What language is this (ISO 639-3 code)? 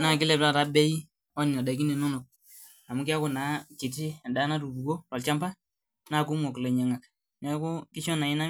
mas